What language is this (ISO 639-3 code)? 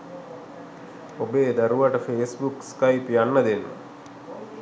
sin